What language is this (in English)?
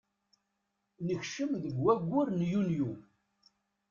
Kabyle